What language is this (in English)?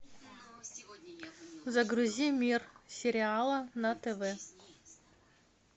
Russian